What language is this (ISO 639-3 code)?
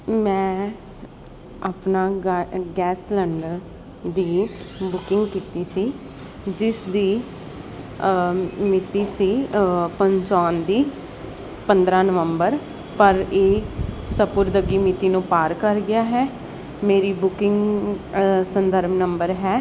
pan